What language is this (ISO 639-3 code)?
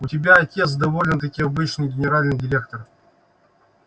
rus